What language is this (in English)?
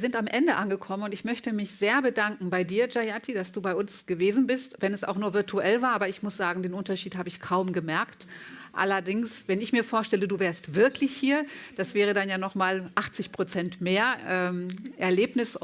German